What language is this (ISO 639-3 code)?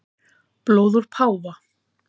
isl